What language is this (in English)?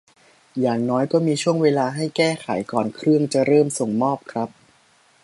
Thai